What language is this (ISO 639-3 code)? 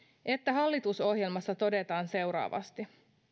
fin